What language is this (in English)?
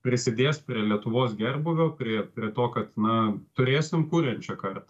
Lithuanian